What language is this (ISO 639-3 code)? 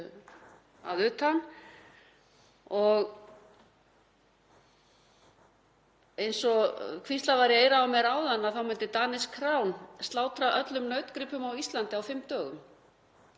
isl